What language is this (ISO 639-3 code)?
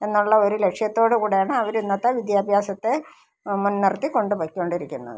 mal